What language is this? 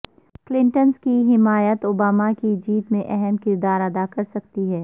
Urdu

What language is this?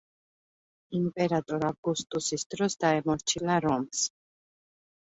Georgian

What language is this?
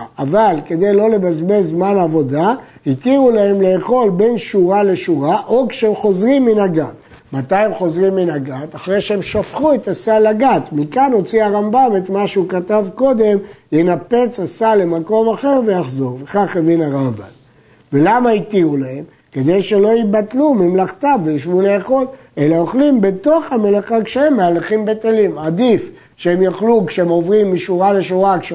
Hebrew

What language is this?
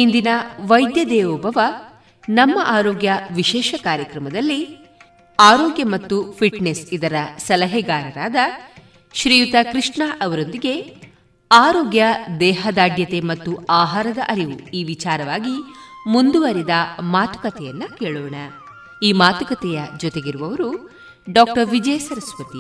Kannada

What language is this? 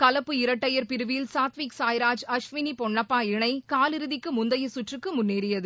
Tamil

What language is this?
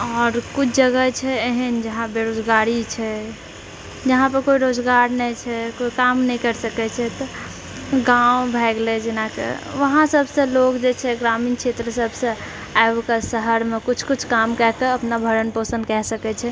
Maithili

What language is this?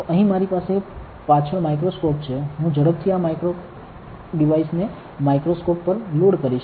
Gujarati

